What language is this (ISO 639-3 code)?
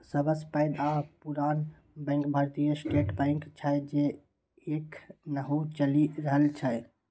mai